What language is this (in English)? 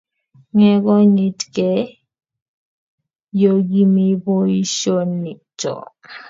Kalenjin